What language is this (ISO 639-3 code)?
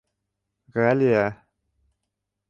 bak